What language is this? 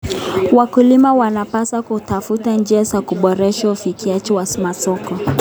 Kalenjin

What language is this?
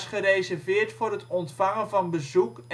Dutch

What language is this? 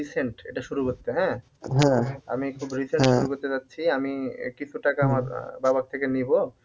Bangla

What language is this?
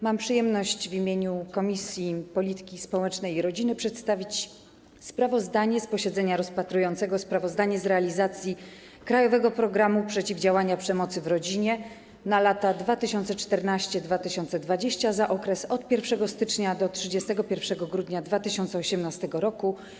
Polish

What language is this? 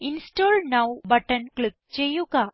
Malayalam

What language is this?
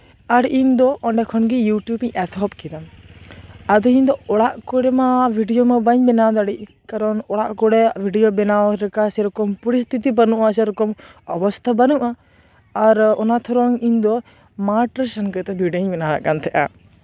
Santali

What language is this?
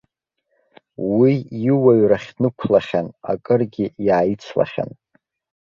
Abkhazian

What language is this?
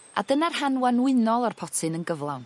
Welsh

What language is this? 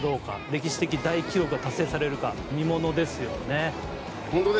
Japanese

